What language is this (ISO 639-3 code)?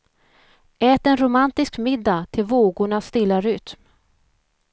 swe